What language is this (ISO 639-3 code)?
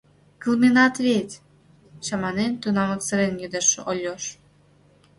chm